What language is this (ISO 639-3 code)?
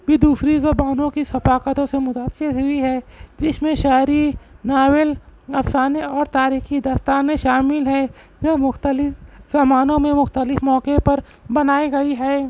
urd